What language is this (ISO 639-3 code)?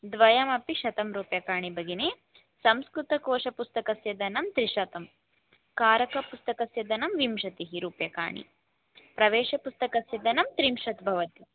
san